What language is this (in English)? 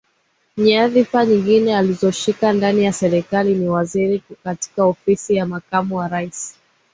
Swahili